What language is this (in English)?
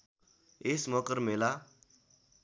Nepali